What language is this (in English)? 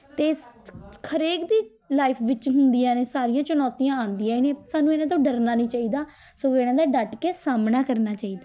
Punjabi